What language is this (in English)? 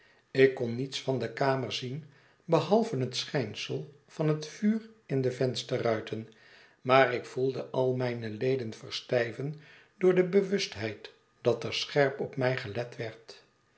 Dutch